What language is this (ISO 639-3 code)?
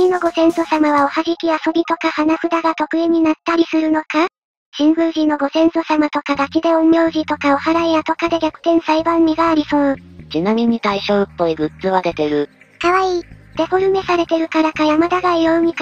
jpn